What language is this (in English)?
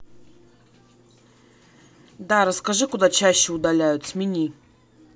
Russian